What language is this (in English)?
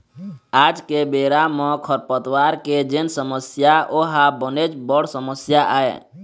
Chhattisgarhi